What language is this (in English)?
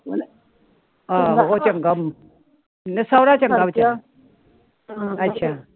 Punjabi